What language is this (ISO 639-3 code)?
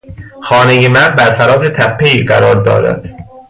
fas